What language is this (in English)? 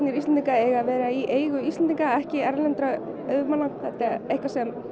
Icelandic